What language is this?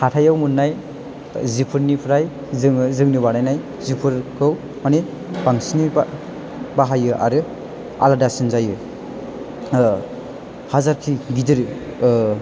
Bodo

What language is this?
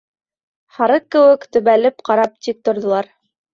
Bashkir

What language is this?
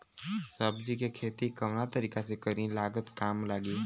Bhojpuri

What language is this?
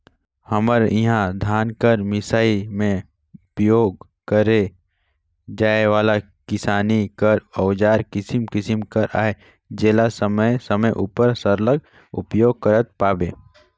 Chhattisgarhi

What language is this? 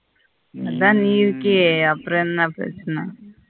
Tamil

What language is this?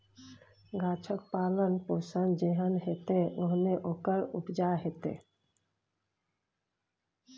Maithili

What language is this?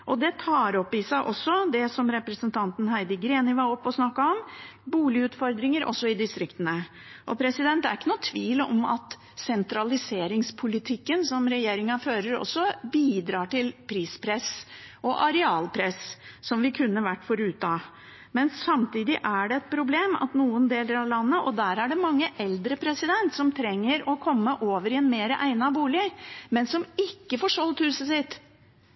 Norwegian Bokmål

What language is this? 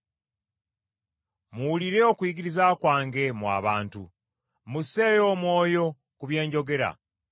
Ganda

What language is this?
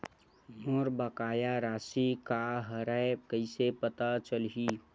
Chhattisgarhi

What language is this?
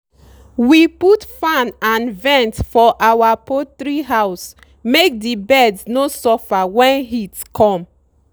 Nigerian Pidgin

